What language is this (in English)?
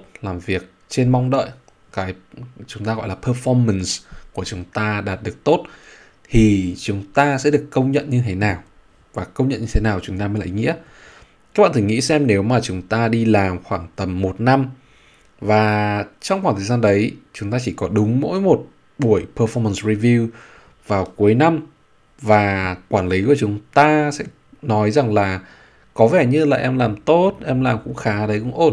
Vietnamese